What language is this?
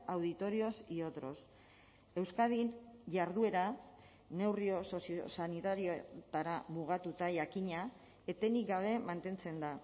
Basque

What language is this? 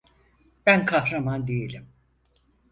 Turkish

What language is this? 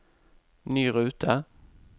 Norwegian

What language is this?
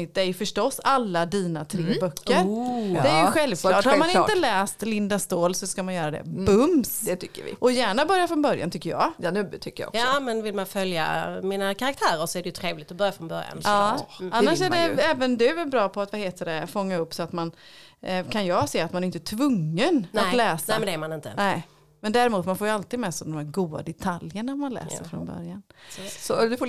Swedish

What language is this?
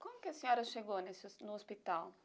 Portuguese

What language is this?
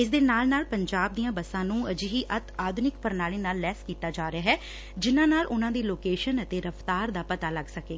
Punjabi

